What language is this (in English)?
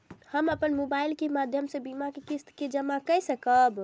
Maithili